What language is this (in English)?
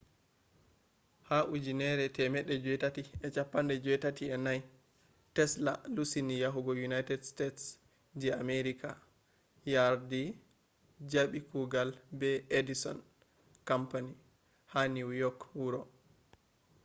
Fula